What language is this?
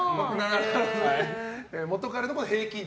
Japanese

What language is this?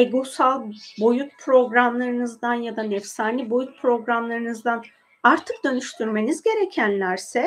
Turkish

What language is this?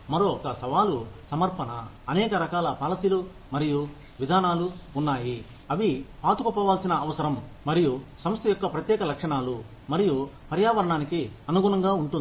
Telugu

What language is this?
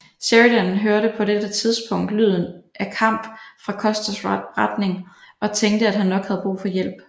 Danish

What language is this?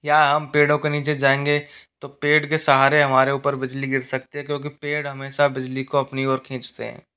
Hindi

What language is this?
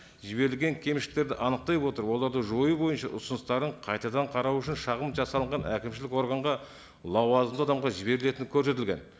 Kazakh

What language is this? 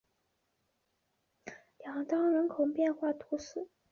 Chinese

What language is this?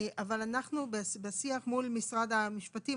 Hebrew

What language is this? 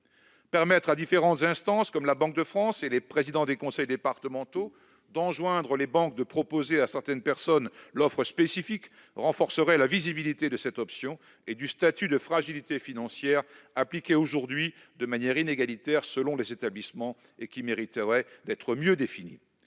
French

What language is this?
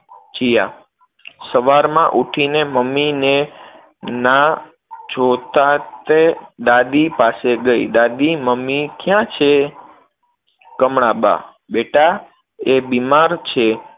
Gujarati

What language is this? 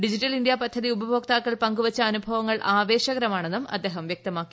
Malayalam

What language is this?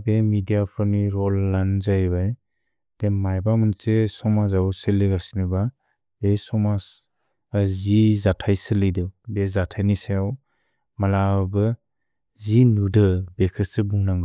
Bodo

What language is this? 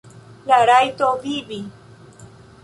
Esperanto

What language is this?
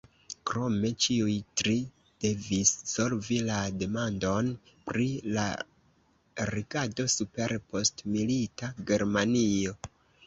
Esperanto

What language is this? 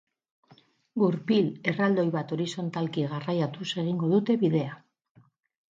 Basque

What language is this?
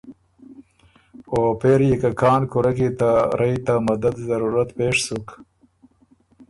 Ormuri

